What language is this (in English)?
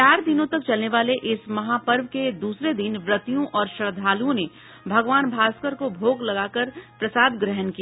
Hindi